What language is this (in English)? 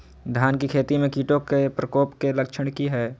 Magahi